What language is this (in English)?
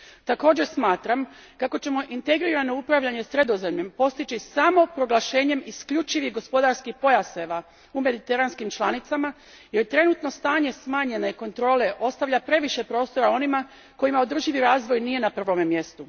Croatian